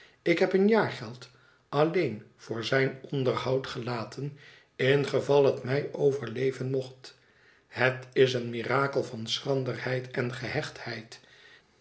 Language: Dutch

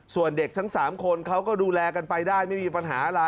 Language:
Thai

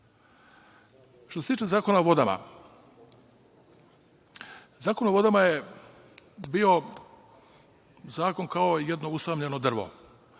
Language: Serbian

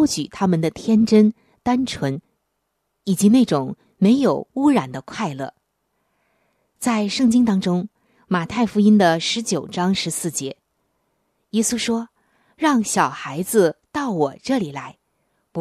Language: Chinese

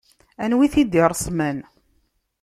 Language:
Kabyle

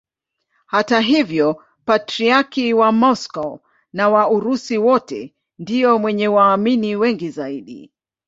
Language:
Swahili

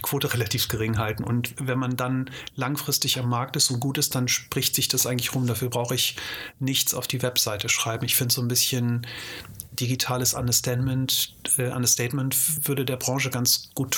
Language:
German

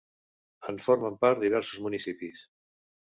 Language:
Catalan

